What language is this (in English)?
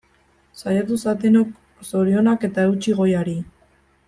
Basque